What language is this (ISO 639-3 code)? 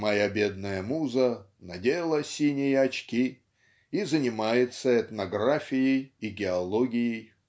rus